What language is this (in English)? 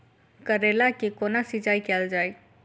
Maithili